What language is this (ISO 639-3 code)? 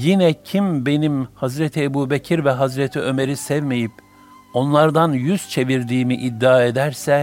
tur